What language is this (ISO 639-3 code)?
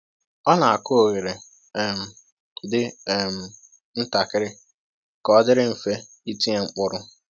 ibo